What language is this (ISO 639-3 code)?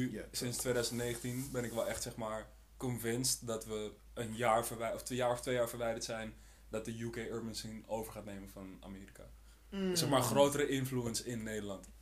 nld